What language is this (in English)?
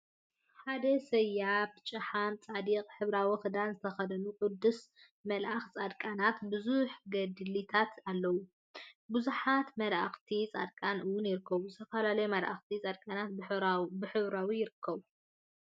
Tigrinya